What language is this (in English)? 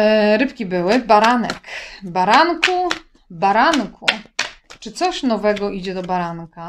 Polish